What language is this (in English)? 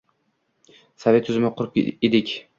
Uzbek